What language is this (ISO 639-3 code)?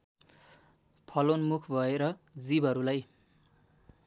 nep